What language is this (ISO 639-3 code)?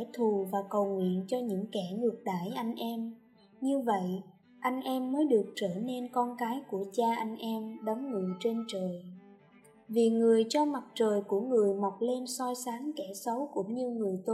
vie